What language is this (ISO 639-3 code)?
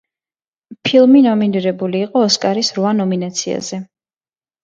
kat